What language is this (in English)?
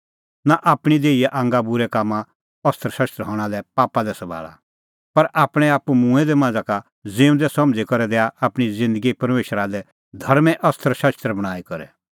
Kullu Pahari